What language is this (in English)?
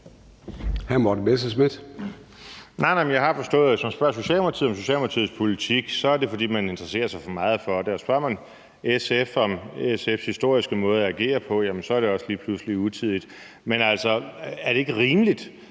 Danish